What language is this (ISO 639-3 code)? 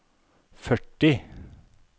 nor